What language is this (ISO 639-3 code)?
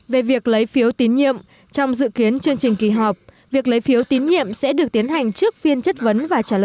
vie